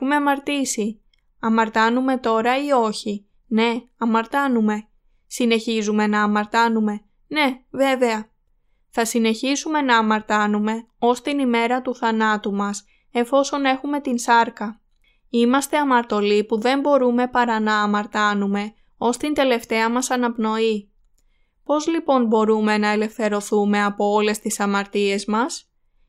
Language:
Greek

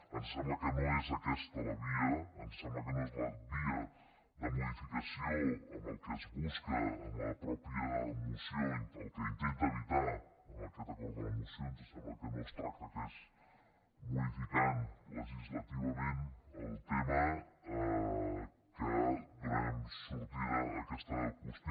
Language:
Catalan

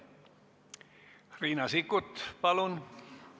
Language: Estonian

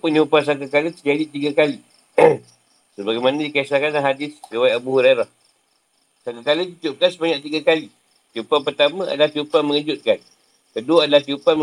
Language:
Malay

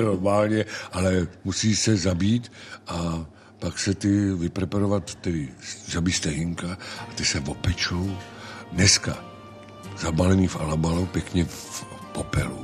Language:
Czech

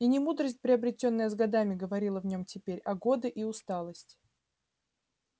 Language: Russian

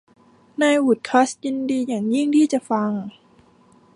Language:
Thai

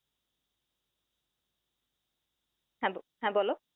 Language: Bangla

